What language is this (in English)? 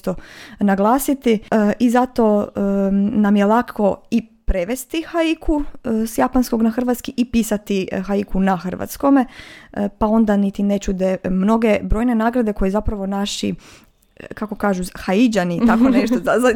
Croatian